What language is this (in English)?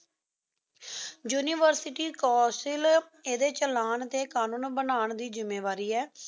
Punjabi